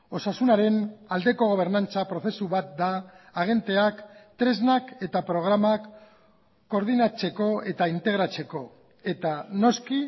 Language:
Basque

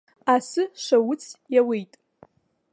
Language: Abkhazian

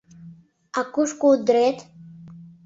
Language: Mari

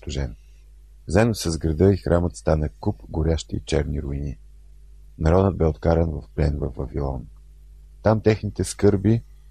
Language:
Bulgarian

